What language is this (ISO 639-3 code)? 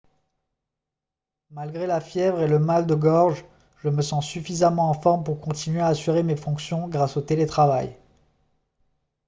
fra